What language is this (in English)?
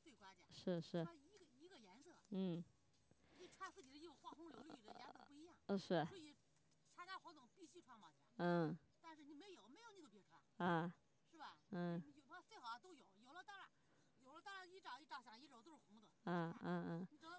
Chinese